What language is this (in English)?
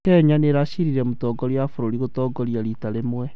Kikuyu